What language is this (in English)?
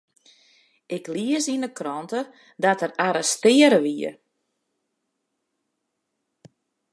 Western Frisian